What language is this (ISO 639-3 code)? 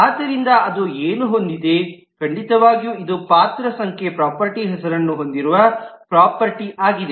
kan